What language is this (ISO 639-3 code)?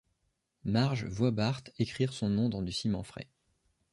fra